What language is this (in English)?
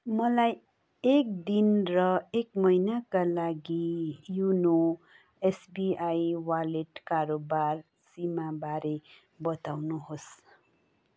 Nepali